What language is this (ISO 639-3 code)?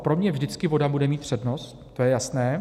ces